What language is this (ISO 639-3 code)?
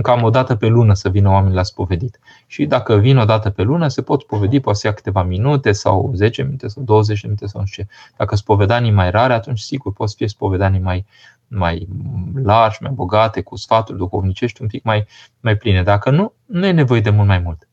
ron